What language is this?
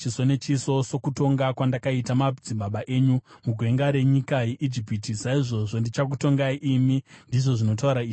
Shona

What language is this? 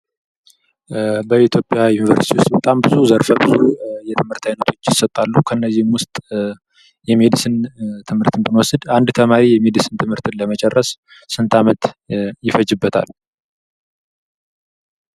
Amharic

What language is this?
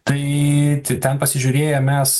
Lithuanian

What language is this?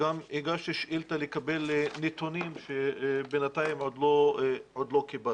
Hebrew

